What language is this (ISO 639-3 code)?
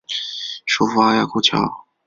zho